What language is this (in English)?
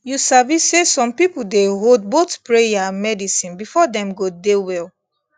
Nigerian Pidgin